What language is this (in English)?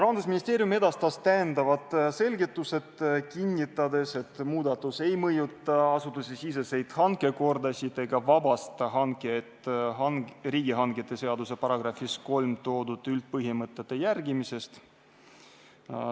Estonian